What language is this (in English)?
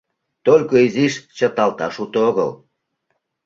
Mari